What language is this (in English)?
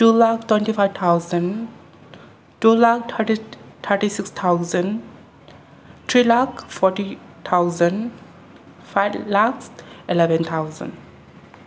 Manipuri